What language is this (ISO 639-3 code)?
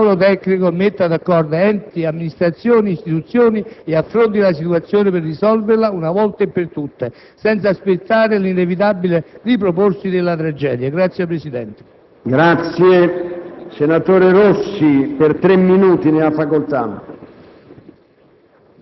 ita